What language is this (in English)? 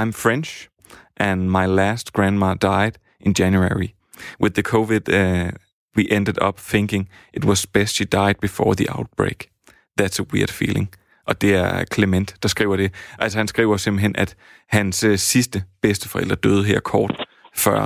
Danish